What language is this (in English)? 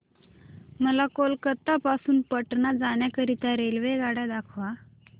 Marathi